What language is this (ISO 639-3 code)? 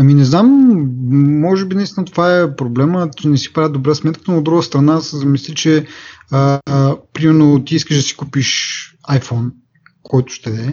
bul